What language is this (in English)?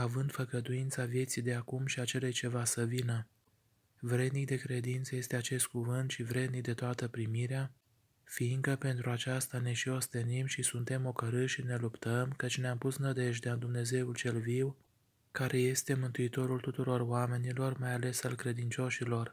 Romanian